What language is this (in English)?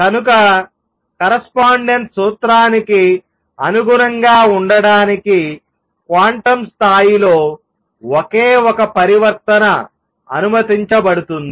Telugu